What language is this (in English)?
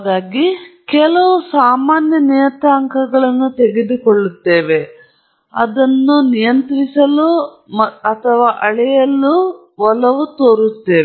Kannada